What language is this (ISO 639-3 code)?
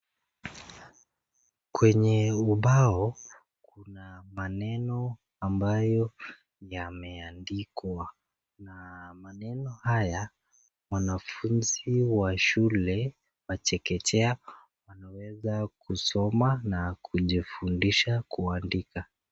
swa